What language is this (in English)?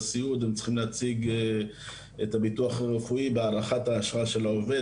Hebrew